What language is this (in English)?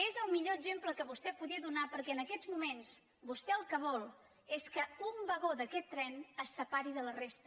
Catalan